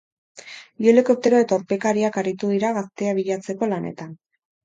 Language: Basque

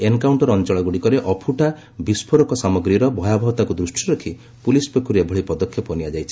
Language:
Odia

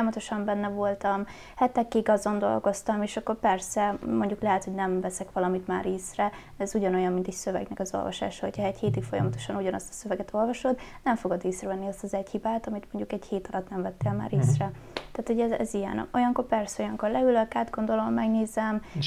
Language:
Hungarian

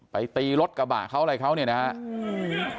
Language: Thai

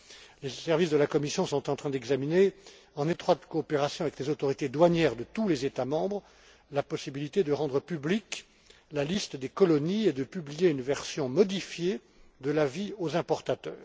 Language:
French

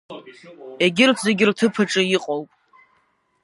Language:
Abkhazian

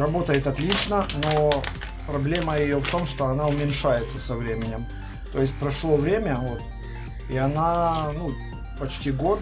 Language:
Russian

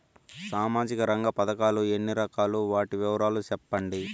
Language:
Telugu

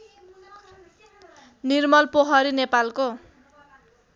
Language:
Nepali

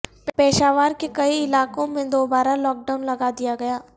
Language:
Urdu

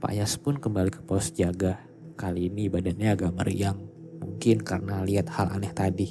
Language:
Indonesian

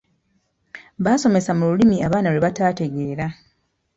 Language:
Ganda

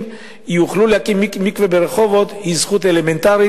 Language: Hebrew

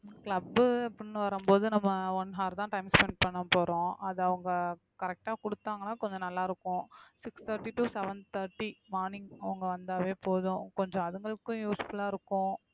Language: Tamil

